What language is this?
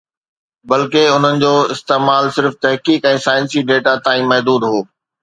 Sindhi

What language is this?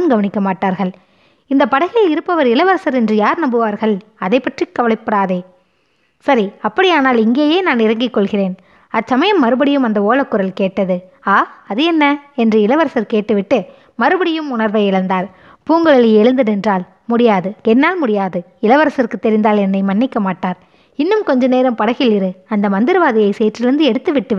Tamil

